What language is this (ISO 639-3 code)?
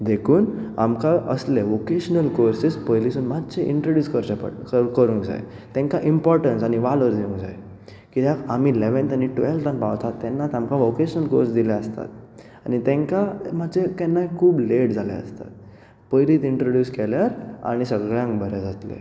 kok